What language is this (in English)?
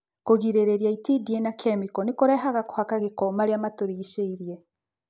Kikuyu